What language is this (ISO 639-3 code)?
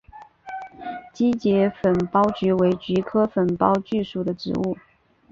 zho